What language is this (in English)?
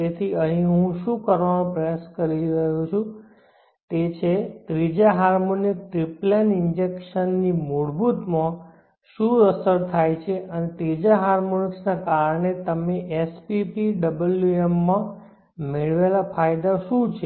Gujarati